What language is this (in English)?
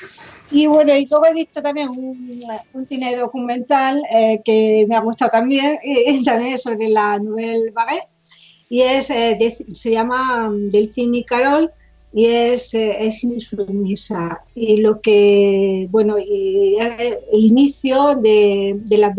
Spanish